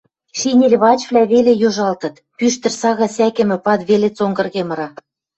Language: Western Mari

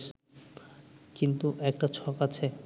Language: Bangla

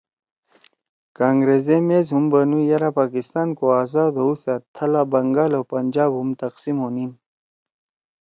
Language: Torwali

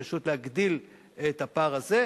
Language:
Hebrew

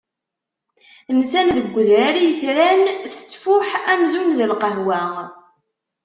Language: Kabyle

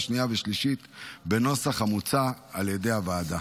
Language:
Hebrew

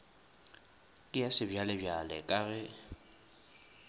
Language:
Northern Sotho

